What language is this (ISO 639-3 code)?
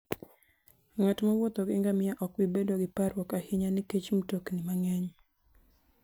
luo